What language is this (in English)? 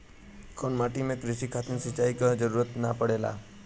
Bhojpuri